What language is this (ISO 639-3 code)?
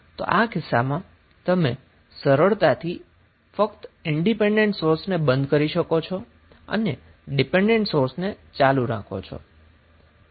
guj